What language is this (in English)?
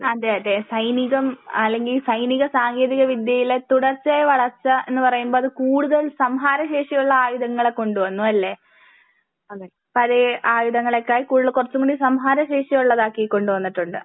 Malayalam